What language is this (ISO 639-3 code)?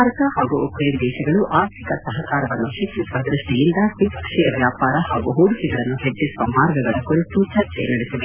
kan